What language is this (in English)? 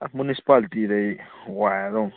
Manipuri